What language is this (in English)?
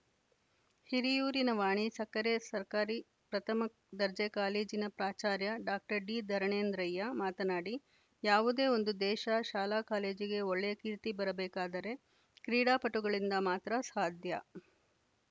Kannada